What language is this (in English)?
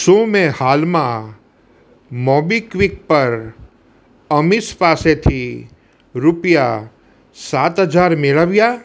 Gujarati